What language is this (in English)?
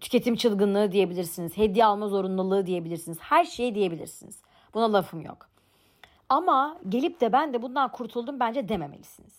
Turkish